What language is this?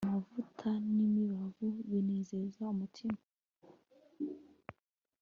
Kinyarwanda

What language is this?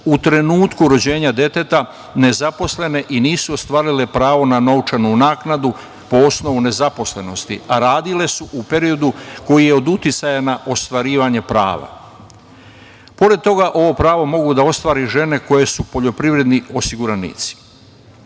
Serbian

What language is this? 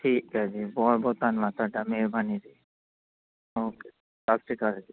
Punjabi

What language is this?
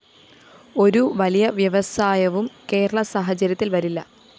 Malayalam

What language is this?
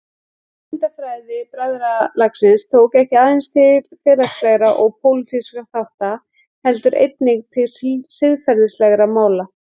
Icelandic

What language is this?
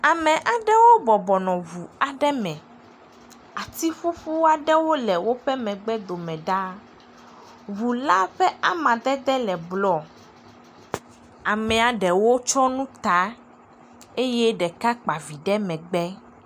Ewe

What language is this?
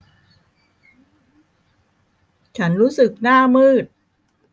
Thai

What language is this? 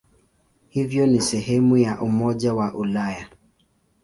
Swahili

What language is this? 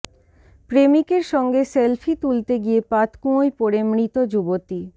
Bangla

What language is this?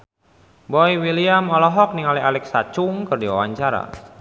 Sundanese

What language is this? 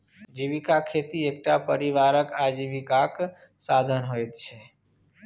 Maithili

